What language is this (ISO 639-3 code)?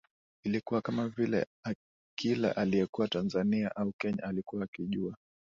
swa